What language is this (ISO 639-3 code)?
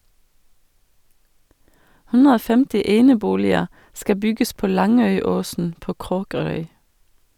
nor